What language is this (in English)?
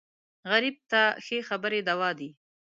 Pashto